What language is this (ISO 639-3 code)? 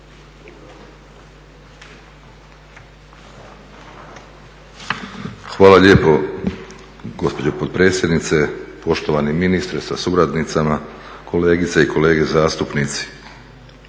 hrv